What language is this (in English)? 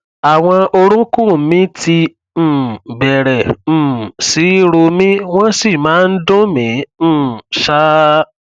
Yoruba